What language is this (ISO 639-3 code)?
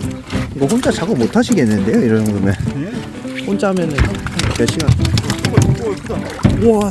kor